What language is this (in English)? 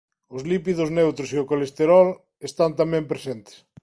Galician